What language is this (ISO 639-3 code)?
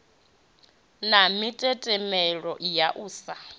ven